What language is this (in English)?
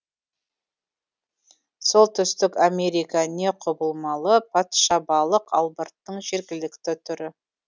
Kazakh